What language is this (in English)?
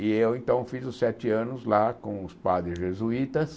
Portuguese